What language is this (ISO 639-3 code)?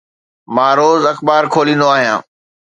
snd